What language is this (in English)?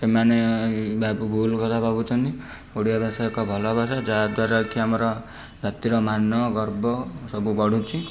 Odia